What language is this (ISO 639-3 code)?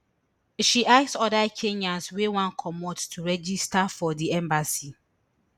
pcm